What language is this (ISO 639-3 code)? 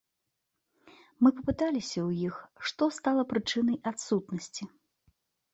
bel